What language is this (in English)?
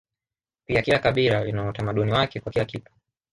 Swahili